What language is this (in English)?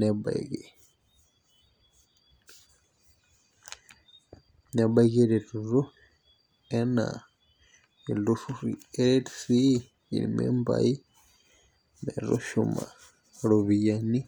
Masai